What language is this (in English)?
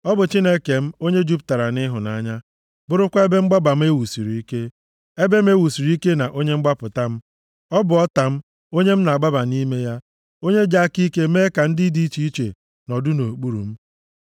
Igbo